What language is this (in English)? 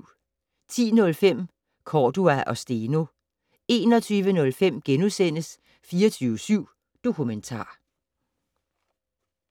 Danish